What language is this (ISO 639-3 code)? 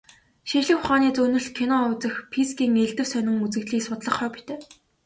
mon